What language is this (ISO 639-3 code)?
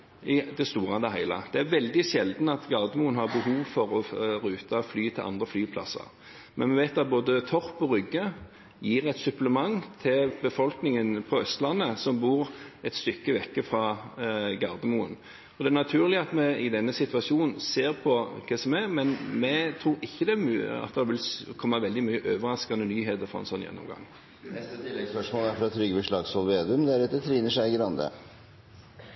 nor